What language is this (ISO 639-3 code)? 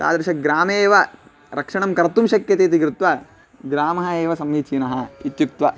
san